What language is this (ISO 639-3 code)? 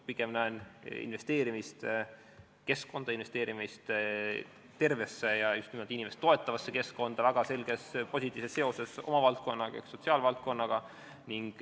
est